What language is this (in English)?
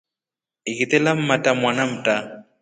Rombo